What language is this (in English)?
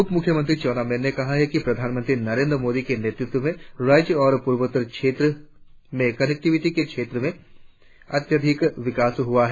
Hindi